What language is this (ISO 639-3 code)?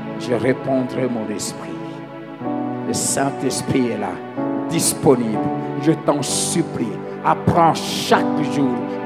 fra